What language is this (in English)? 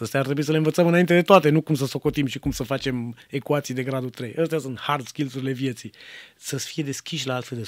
Romanian